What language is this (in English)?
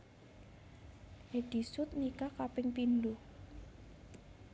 Javanese